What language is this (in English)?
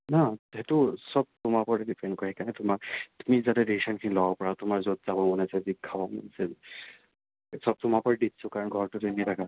Assamese